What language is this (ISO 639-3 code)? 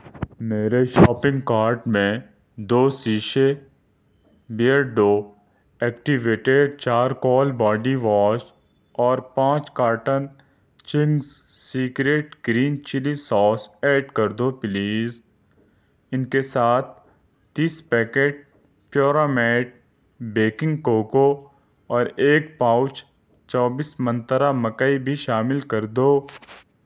urd